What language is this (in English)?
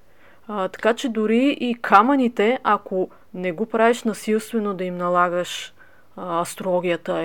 Bulgarian